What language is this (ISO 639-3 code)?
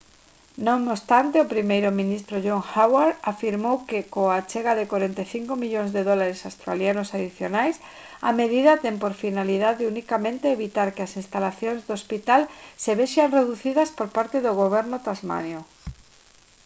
glg